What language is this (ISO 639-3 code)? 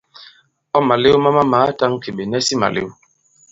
abb